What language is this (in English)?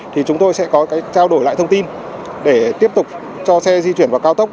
Vietnamese